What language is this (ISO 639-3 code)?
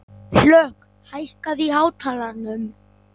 isl